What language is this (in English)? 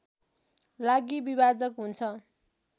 Nepali